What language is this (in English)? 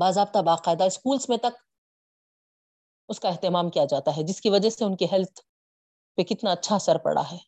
Urdu